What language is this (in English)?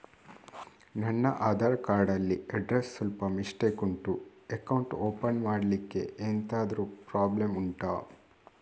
Kannada